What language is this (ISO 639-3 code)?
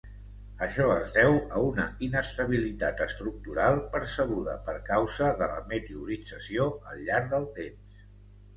cat